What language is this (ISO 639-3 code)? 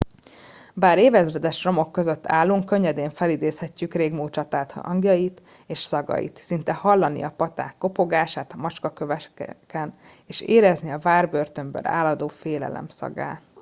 hun